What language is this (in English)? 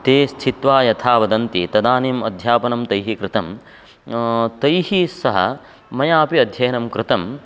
Sanskrit